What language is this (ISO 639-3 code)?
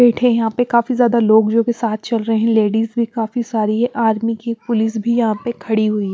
hin